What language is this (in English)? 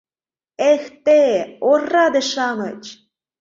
Mari